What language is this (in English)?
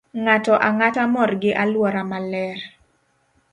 Luo (Kenya and Tanzania)